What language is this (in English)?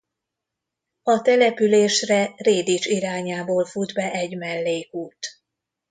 Hungarian